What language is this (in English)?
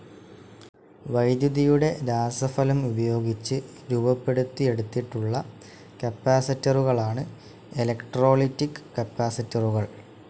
Malayalam